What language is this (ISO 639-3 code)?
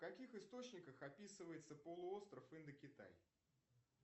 rus